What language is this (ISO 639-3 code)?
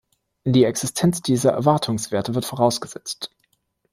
deu